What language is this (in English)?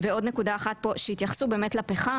Hebrew